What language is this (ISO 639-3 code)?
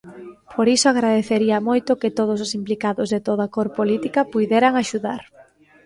glg